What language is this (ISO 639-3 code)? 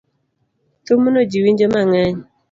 luo